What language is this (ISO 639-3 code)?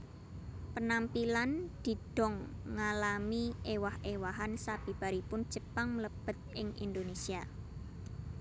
jav